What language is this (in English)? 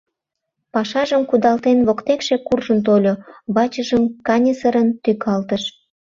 Mari